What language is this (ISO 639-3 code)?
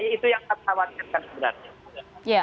ind